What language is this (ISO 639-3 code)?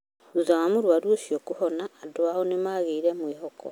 kik